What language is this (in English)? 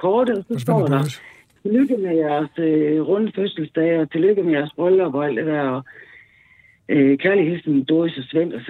Danish